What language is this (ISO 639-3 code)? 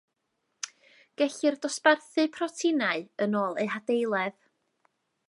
cym